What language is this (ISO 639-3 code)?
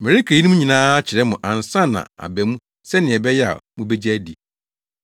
aka